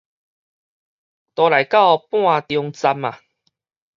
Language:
Min Nan Chinese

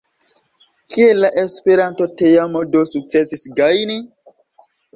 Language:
Esperanto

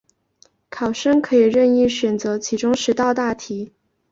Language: Chinese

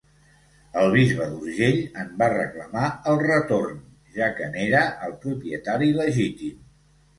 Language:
Catalan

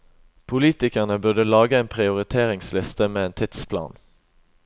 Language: Norwegian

